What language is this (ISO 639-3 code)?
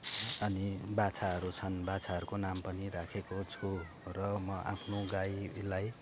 nep